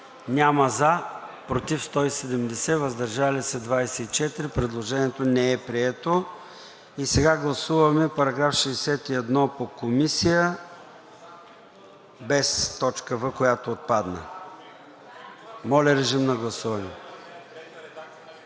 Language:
Bulgarian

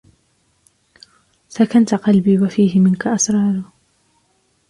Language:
Arabic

